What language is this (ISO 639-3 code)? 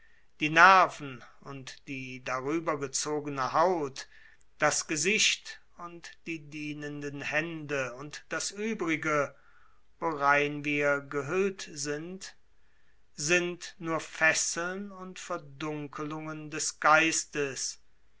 deu